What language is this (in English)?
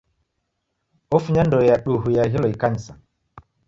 Taita